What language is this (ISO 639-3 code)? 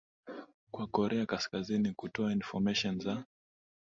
swa